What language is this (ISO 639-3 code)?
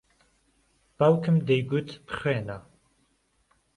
ckb